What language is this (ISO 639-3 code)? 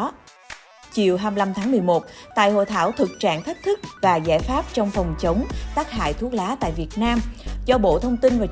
vie